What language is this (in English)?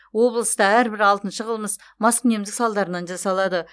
Kazakh